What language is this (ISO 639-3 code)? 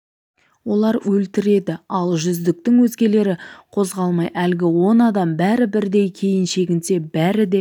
kaz